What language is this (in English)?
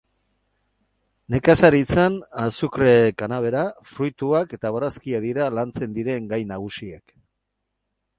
Basque